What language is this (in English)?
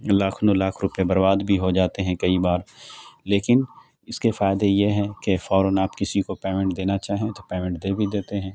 Urdu